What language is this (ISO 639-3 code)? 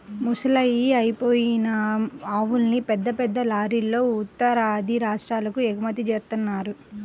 tel